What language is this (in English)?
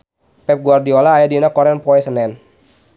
Sundanese